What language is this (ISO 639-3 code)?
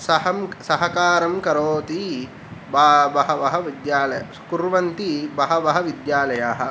san